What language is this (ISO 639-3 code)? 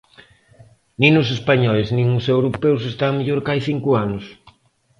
glg